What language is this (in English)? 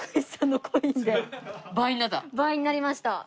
Japanese